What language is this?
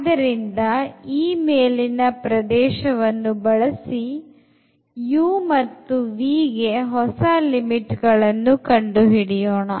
Kannada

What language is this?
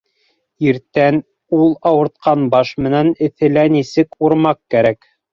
Bashkir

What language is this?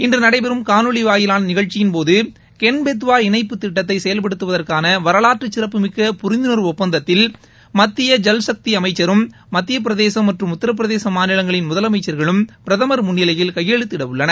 Tamil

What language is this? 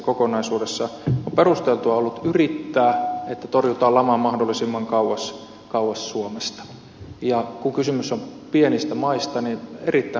Finnish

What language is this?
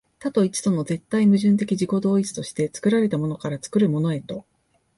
Japanese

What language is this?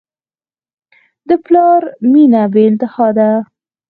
Pashto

